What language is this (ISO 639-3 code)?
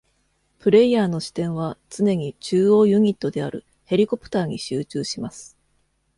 jpn